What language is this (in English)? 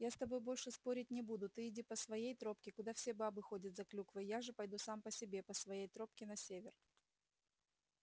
Russian